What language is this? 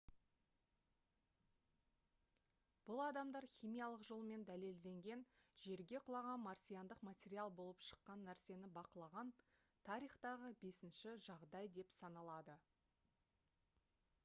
Kazakh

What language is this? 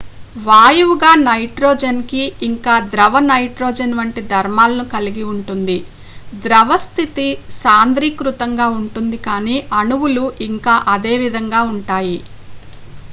Telugu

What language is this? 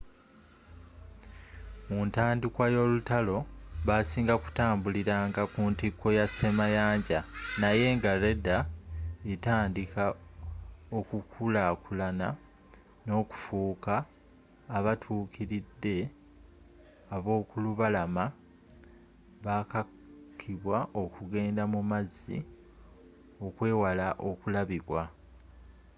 Ganda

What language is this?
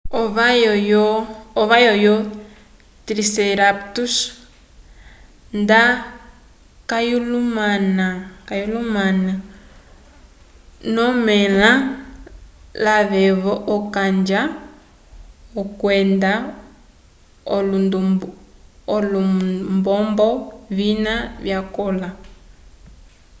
Umbundu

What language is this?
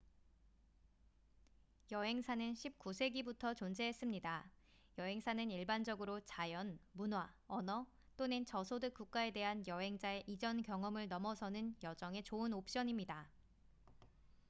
Korean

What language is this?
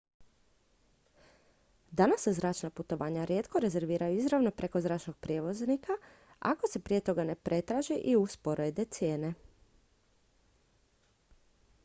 Croatian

